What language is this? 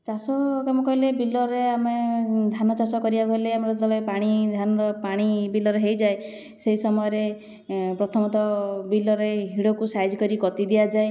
Odia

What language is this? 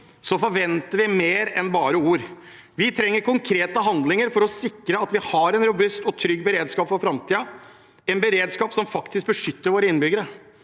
Norwegian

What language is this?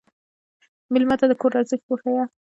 Pashto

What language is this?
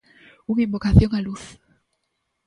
Galician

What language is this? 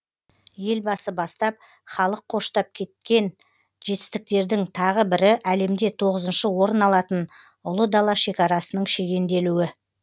Kazakh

